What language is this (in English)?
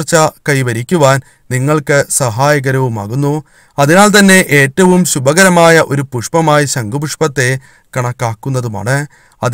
Romanian